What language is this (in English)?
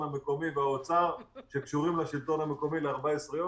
Hebrew